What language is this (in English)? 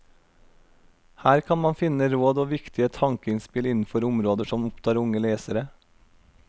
Norwegian